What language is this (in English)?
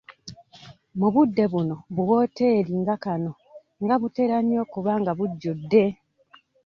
Ganda